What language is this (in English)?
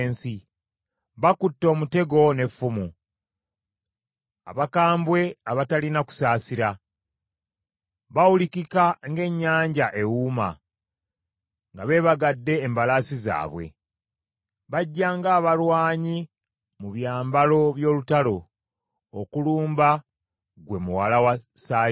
Ganda